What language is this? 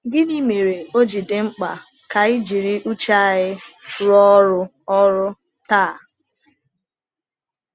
Igbo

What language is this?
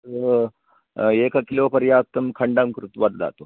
Sanskrit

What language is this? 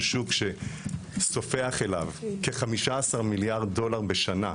Hebrew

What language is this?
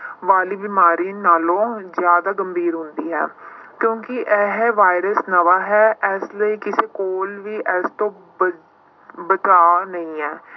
Punjabi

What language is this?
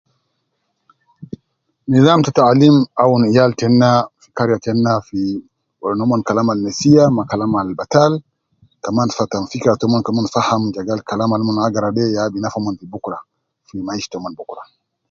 Nubi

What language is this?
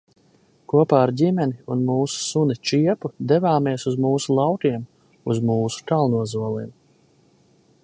Latvian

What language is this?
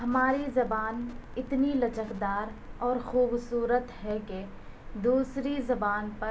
Urdu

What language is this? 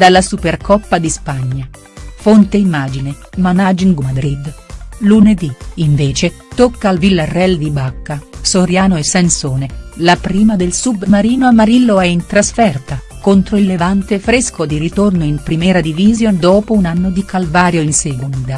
Italian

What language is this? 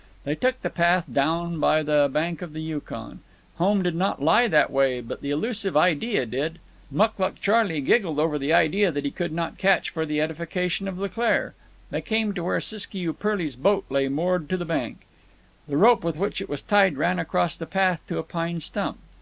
English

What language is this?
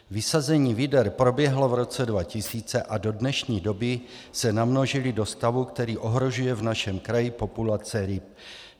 Czech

